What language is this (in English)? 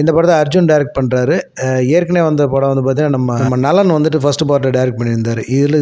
Arabic